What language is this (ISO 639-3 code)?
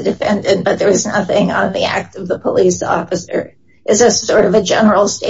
eng